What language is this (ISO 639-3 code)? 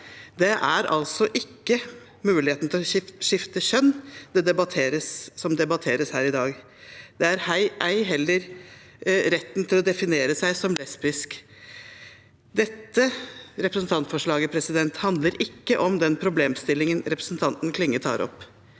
nor